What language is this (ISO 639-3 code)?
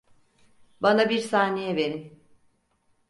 tur